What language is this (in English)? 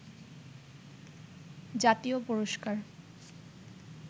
Bangla